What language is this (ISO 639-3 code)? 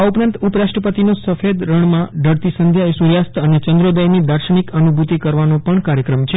guj